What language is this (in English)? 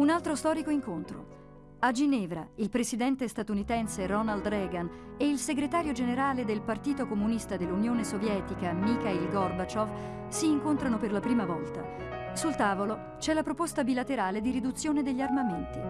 Italian